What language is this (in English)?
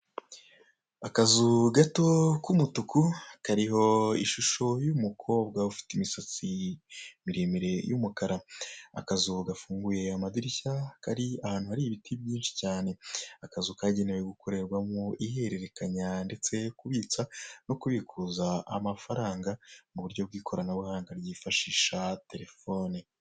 Kinyarwanda